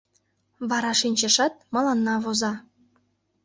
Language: Mari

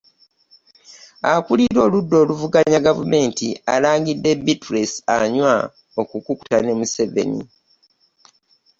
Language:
Ganda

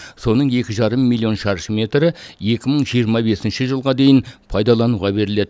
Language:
Kazakh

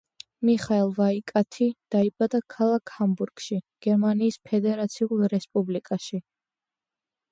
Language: Georgian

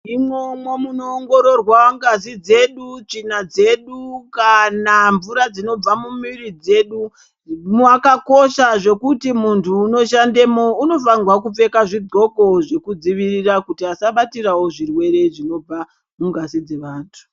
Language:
Ndau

